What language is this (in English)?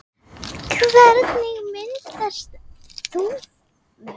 Icelandic